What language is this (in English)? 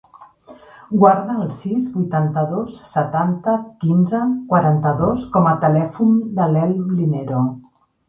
Catalan